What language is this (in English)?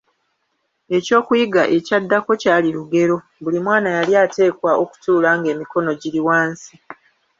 Ganda